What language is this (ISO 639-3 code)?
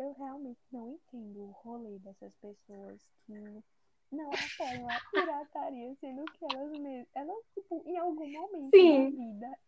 por